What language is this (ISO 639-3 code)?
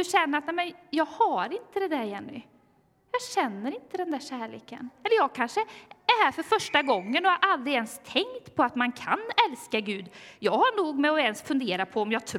swe